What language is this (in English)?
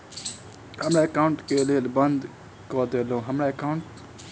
Maithili